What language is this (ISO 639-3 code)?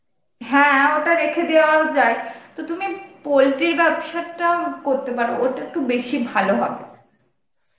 ben